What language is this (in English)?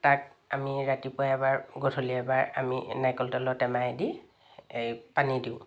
Assamese